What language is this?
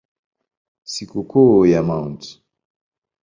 Swahili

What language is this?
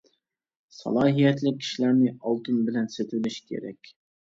Uyghur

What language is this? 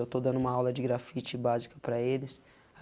Portuguese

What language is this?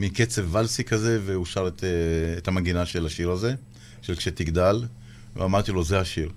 Hebrew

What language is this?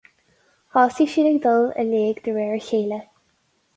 Irish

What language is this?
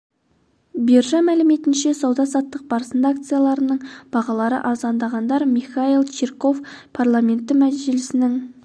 Kazakh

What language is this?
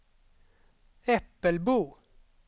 Swedish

